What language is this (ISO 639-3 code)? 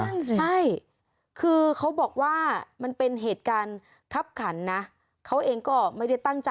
tha